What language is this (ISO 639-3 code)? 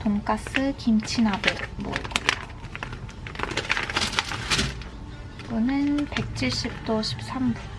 kor